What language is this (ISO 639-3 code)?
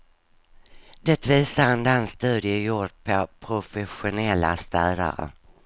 swe